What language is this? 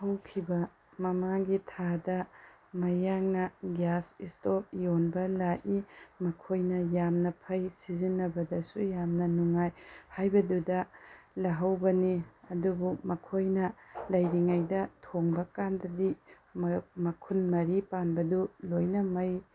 Manipuri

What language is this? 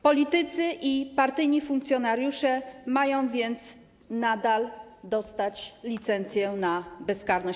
Polish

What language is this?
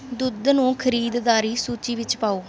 Punjabi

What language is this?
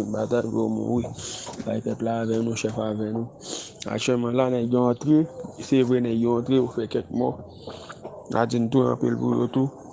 French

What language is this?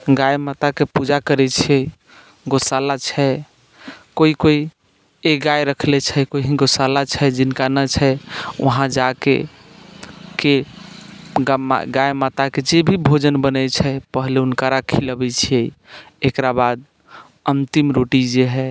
Maithili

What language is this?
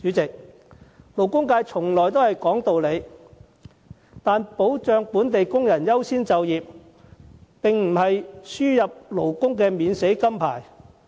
Cantonese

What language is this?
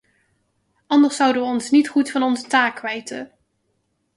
Dutch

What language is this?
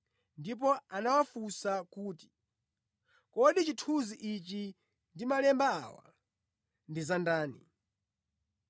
Nyanja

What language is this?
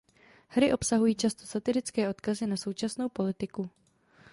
Czech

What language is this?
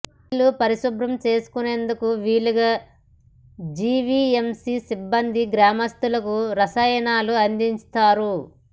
Telugu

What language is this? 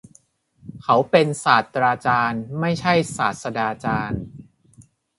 Thai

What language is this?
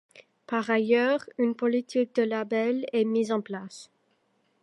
French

